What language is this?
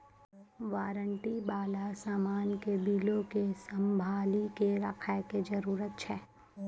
Maithili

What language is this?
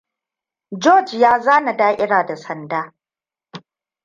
Hausa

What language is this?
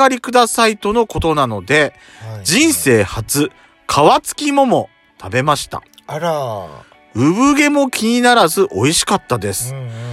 Japanese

